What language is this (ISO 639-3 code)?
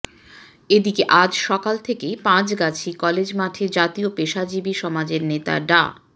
ben